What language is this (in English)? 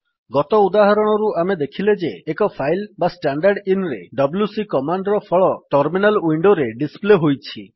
Odia